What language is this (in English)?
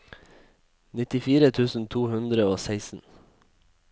Norwegian